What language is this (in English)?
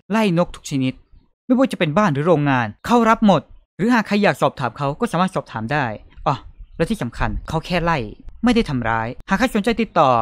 Thai